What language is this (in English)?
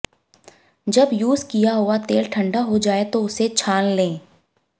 Hindi